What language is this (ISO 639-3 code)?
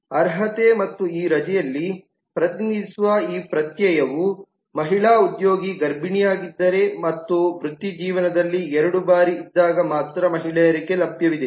kan